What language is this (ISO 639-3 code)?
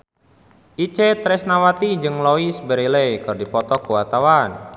sun